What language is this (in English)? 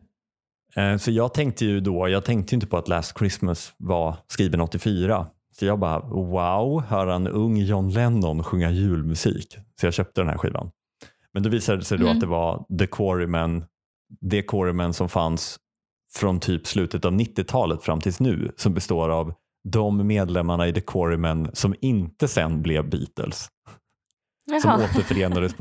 Swedish